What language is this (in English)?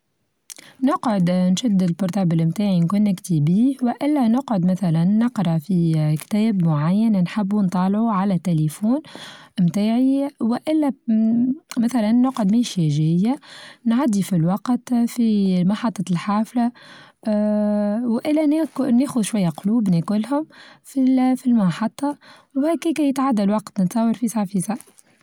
Tunisian Arabic